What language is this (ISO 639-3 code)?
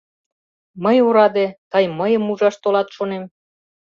chm